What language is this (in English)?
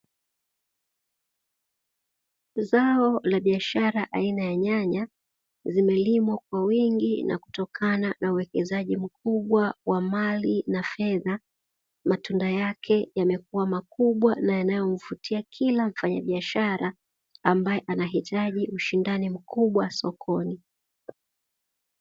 Swahili